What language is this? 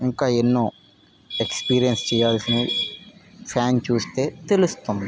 Telugu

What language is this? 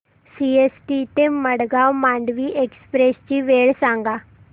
Marathi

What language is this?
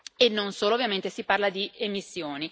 Italian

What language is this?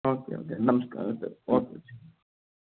Malayalam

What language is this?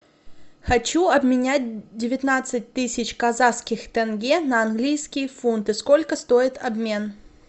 Russian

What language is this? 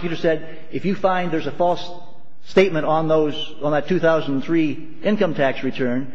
English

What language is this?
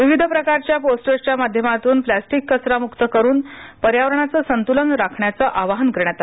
Marathi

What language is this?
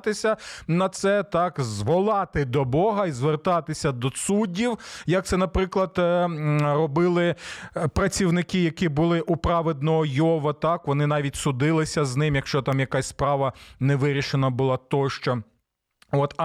Ukrainian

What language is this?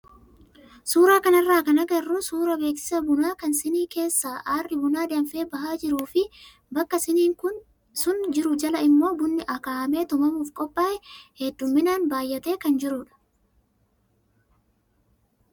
Oromo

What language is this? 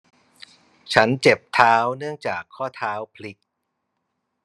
Thai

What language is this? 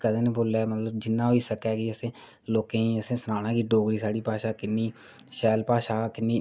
Dogri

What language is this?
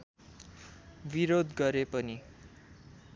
Nepali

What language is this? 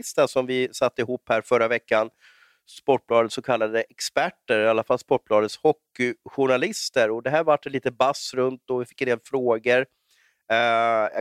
Swedish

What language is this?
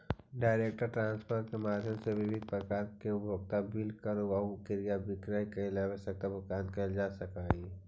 Magahi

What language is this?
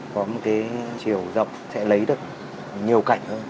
Vietnamese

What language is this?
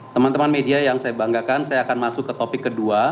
Indonesian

